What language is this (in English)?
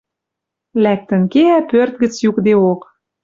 Western Mari